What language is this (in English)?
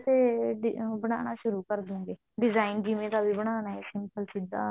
Punjabi